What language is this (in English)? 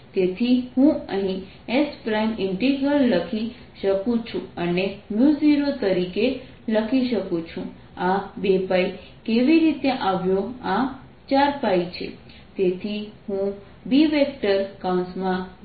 Gujarati